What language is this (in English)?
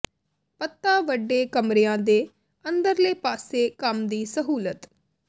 Punjabi